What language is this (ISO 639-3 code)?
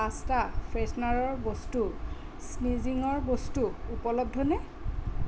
asm